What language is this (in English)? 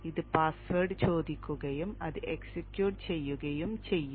Malayalam